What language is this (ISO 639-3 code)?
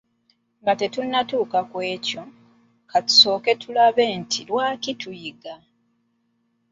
lug